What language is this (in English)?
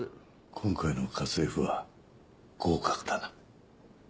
Japanese